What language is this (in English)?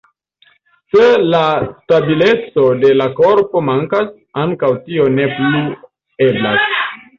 Esperanto